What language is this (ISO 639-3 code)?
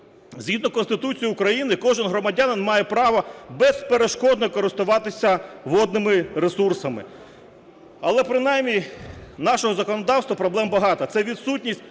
ukr